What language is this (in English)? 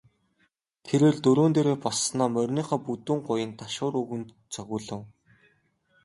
Mongolian